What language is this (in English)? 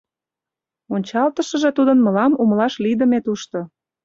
Mari